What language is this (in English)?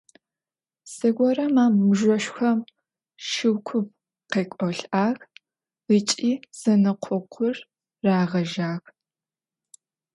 Adyghe